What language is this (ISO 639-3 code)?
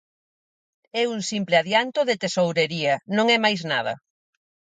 glg